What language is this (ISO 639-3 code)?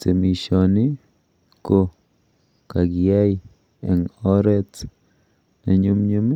kln